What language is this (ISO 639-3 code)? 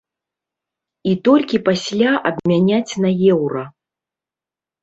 bel